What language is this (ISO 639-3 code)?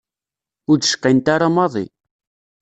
kab